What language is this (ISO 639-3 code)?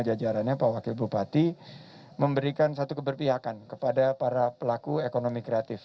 ind